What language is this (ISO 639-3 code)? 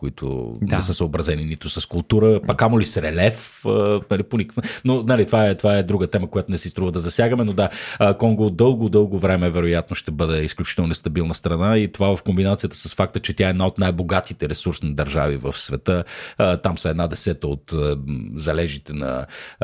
bul